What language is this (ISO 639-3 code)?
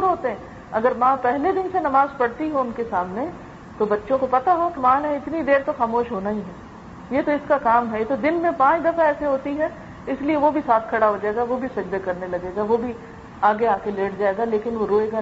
urd